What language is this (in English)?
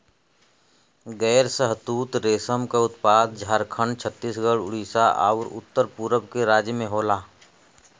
Bhojpuri